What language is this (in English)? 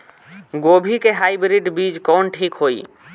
Bhojpuri